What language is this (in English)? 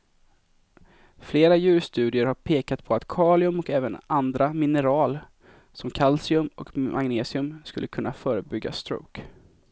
Swedish